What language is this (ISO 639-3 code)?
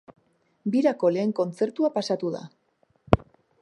eus